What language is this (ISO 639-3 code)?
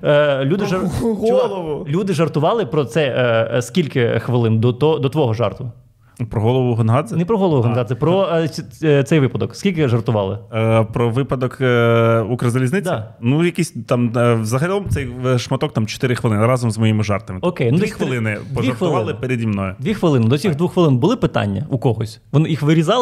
ukr